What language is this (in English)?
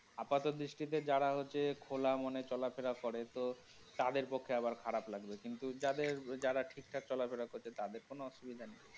Bangla